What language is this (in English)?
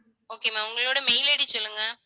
Tamil